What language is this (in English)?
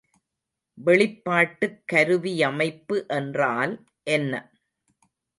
Tamil